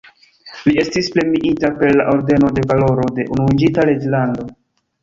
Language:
Esperanto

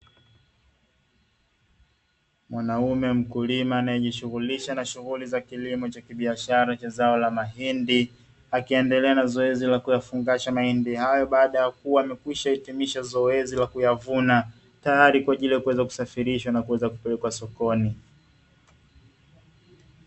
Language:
Swahili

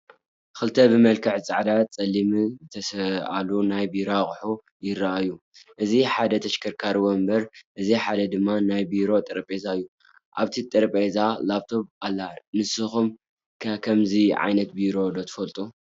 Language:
Tigrinya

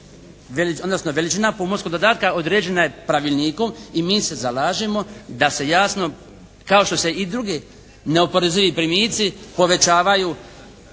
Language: Croatian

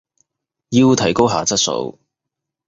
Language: Cantonese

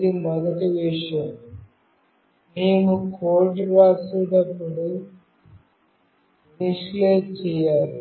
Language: Telugu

